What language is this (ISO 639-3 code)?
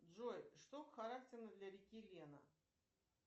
rus